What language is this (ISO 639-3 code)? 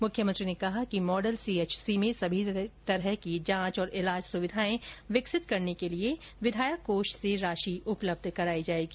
hin